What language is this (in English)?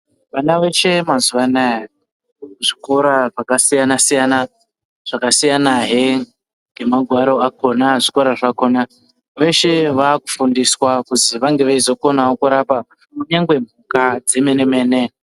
Ndau